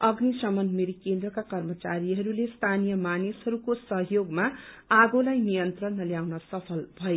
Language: Nepali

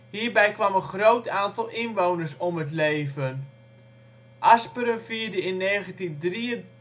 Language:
Dutch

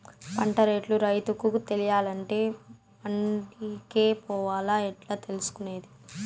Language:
Telugu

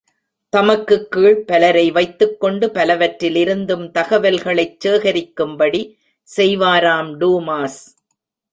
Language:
Tamil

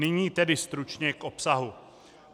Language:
Czech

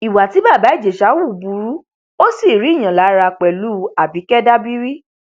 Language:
Yoruba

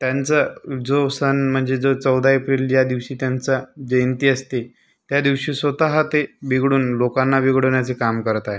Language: Marathi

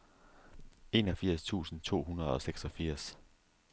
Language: Danish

